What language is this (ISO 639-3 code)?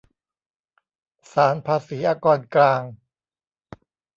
tha